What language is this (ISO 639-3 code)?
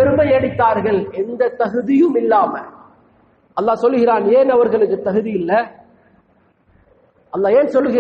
hin